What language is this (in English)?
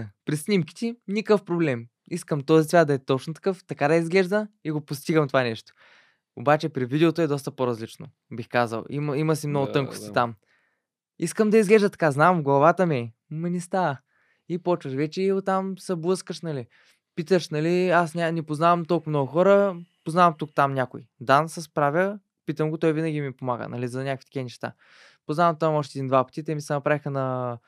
Bulgarian